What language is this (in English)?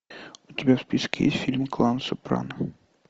Russian